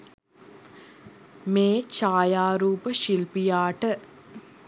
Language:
Sinhala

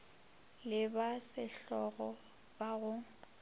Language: Northern Sotho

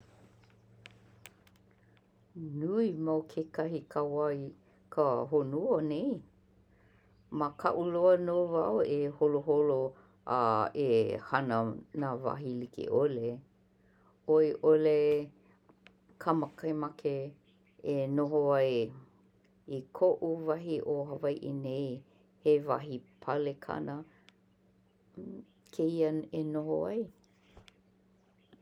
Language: Hawaiian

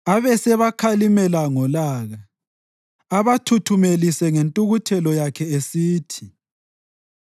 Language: North Ndebele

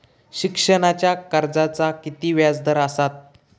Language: Marathi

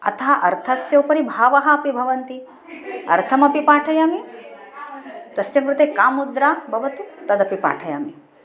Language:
Sanskrit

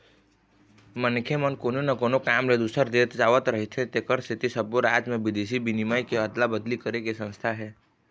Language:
Chhattisgarhi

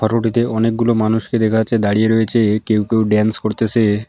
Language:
Bangla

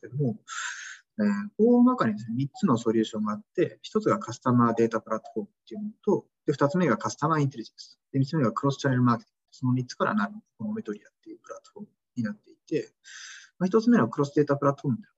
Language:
Japanese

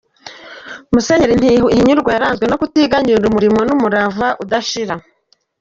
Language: Kinyarwanda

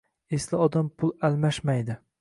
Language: Uzbek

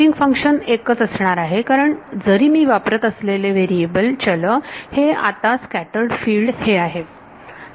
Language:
Marathi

